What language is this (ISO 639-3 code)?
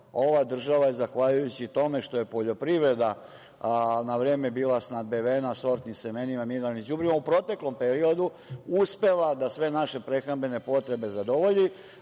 srp